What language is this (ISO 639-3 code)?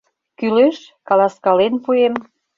chm